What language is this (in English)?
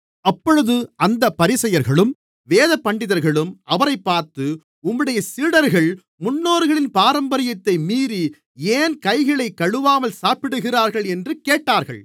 Tamil